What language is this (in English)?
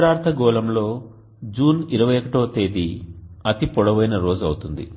Telugu